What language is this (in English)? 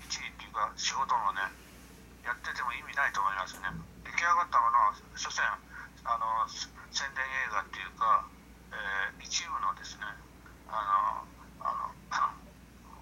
Japanese